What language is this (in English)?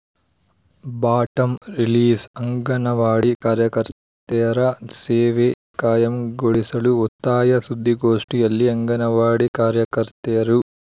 Kannada